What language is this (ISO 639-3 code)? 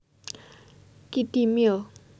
jav